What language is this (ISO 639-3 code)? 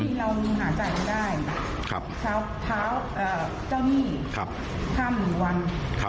tha